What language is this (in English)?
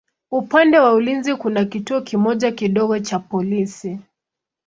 Swahili